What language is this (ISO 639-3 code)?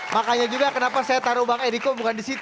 ind